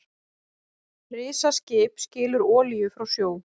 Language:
Icelandic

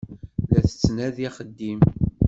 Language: Kabyle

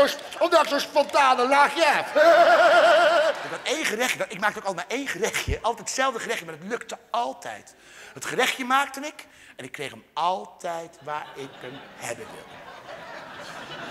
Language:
Dutch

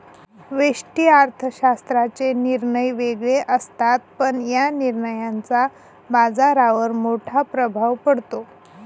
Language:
Marathi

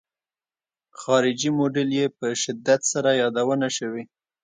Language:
Pashto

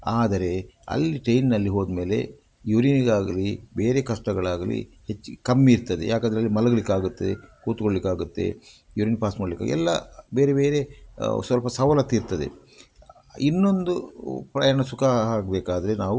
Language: Kannada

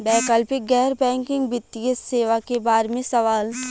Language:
Bhojpuri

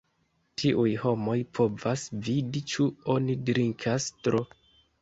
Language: Esperanto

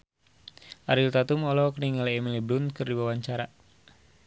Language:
Sundanese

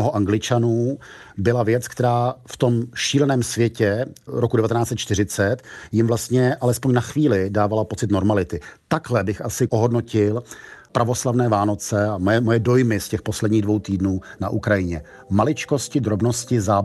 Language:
Czech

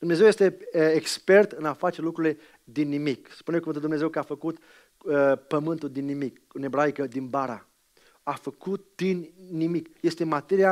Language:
Romanian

